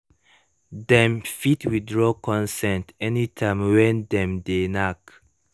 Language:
Nigerian Pidgin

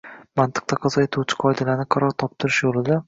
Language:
Uzbek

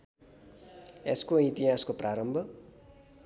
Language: Nepali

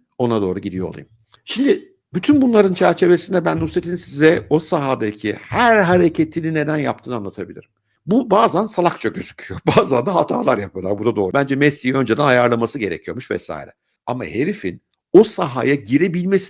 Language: Turkish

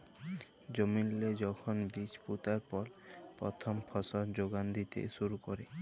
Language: Bangla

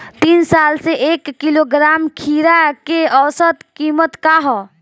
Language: Bhojpuri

